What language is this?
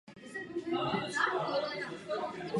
Czech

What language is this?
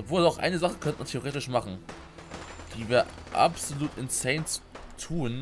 German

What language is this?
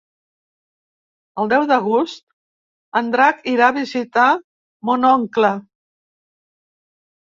Catalan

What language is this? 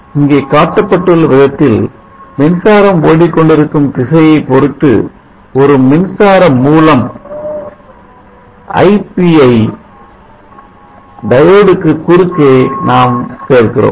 Tamil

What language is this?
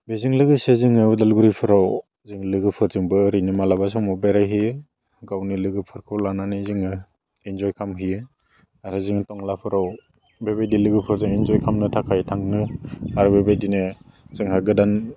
Bodo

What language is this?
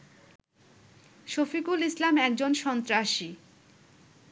Bangla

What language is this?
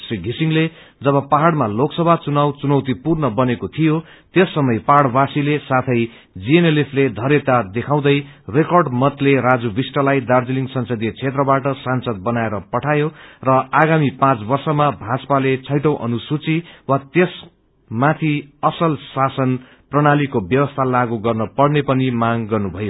Nepali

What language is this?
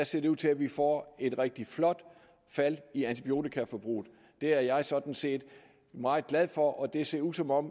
Danish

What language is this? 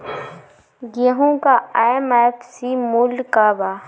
Bhojpuri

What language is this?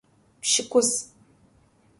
Adyghe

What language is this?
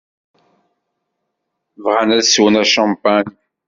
Kabyle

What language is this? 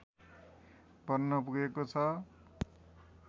Nepali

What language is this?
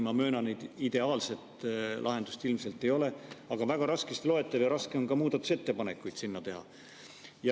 Estonian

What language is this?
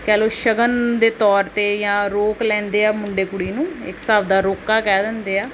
Punjabi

